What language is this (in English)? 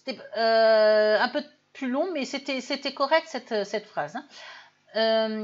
French